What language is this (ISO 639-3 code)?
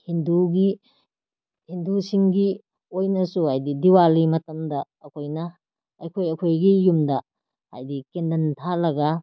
mni